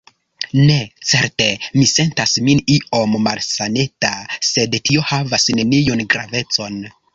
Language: Esperanto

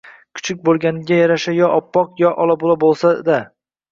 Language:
Uzbek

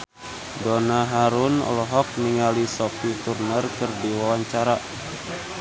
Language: Sundanese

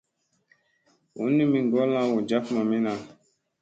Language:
Musey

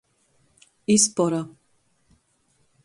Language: Latgalian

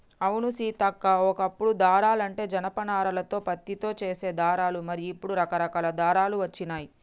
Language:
Telugu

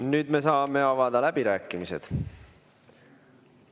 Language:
Estonian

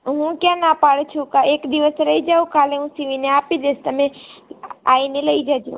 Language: Gujarati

